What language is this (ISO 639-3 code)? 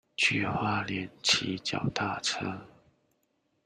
zho